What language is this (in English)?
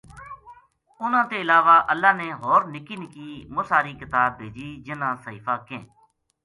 Gujari